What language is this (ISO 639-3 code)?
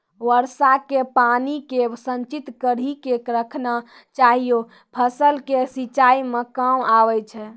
mai